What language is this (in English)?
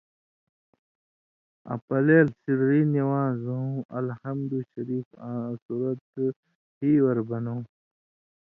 Indus Kohistani